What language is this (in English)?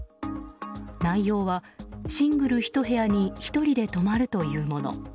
Japanese